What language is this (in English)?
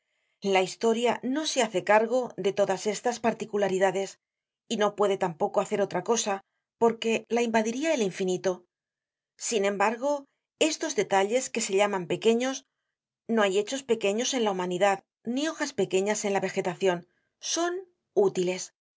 Spanish